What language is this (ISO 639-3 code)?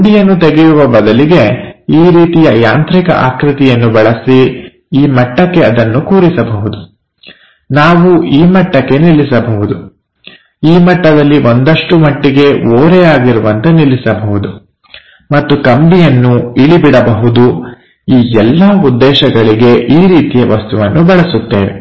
kan